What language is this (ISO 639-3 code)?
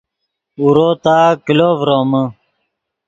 ydg